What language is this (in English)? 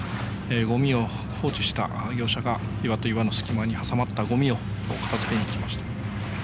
Japanese